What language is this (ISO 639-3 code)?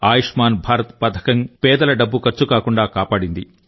tel